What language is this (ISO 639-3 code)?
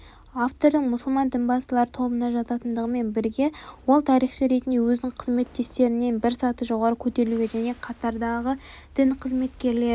kaz